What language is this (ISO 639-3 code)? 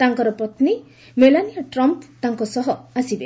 ori